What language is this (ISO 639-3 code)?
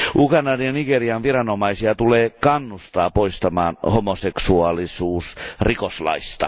fin